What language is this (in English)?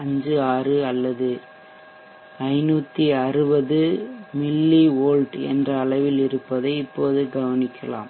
Tamil